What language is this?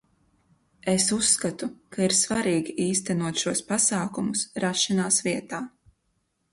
Latvian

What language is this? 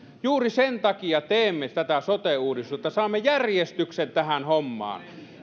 Finnish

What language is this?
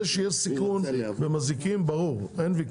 Hebrew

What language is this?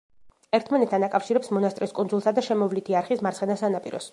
Georgian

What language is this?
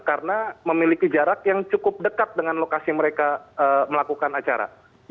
Indonesian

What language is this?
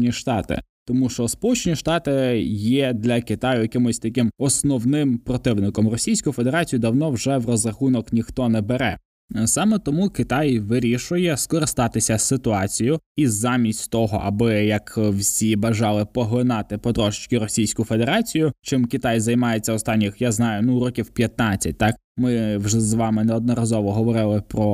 Ukrainian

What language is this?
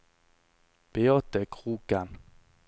Norwegian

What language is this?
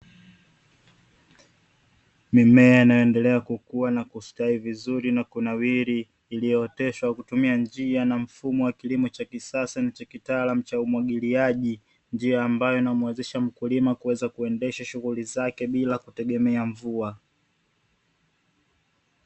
Swahili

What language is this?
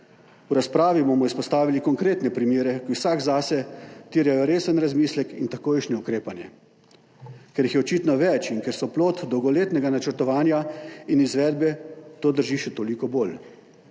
Slovenian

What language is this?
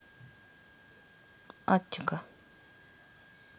Russian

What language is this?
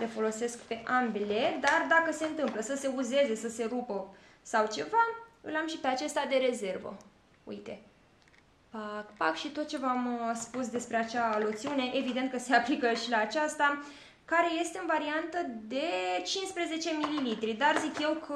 Romanian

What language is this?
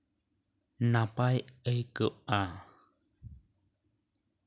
Santali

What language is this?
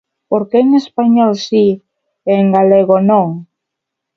Galician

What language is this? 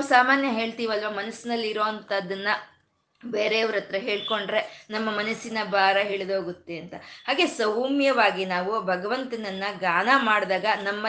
Kannada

